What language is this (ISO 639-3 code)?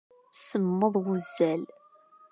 kab